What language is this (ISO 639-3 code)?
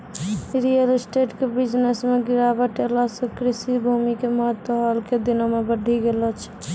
mai